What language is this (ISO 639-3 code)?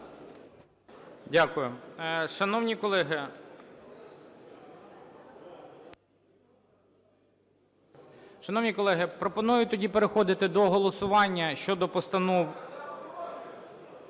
ukr